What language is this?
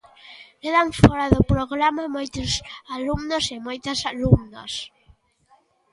Galician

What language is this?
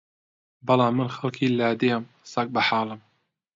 Central Kurdish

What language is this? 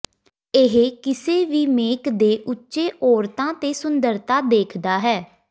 Punjabi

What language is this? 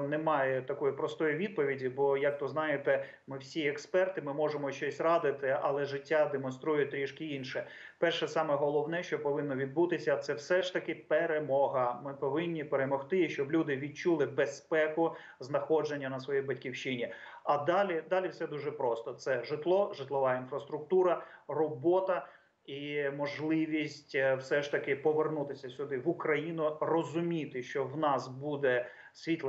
Ukrainian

